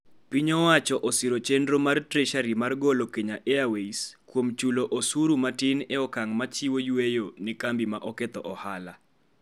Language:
Luo (Kenya and Tanzania)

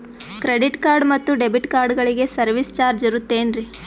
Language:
Kannada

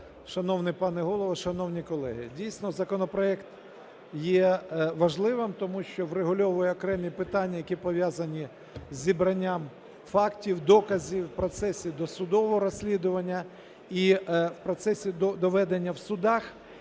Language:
Ukrainian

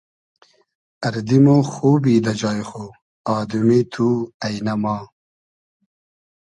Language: Hazaragi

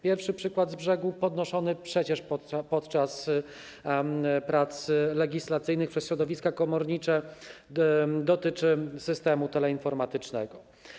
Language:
Polish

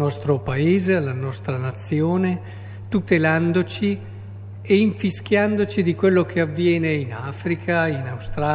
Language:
Italian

